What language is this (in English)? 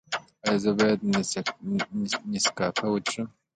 Pashto